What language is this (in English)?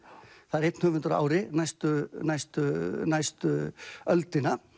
Icelandic